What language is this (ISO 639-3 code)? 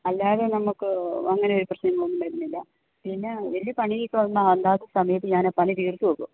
mal